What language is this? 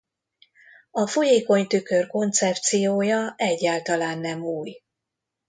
Hungarian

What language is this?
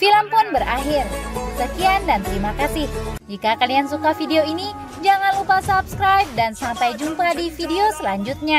Indonesian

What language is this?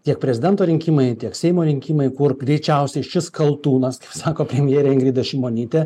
Lithuanian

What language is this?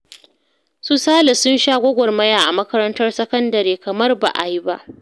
Hausa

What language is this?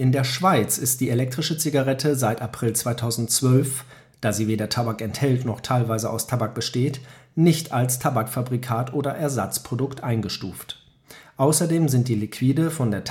German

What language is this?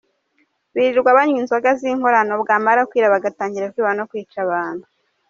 Kinyarwanda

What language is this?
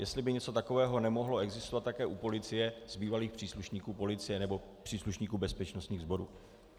Czech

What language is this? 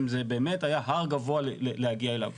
Hebrew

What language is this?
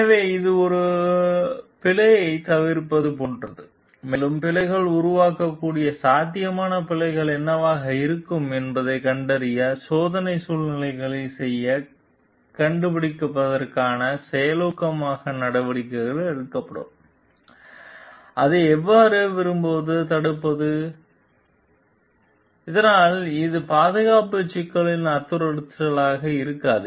Tamil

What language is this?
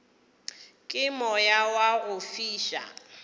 Northern Sotho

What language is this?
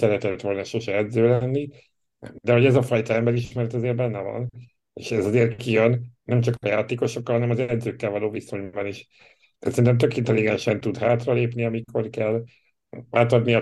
Hungarian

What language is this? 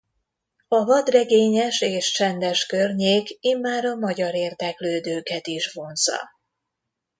Hungarian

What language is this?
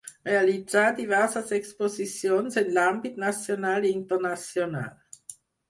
Catalan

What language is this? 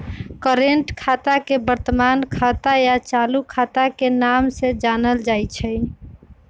Magahi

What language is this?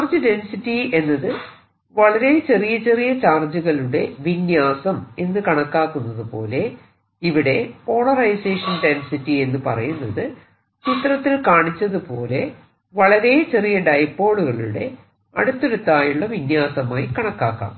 Malayalam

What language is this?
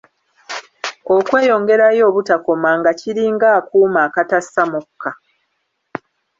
Ganda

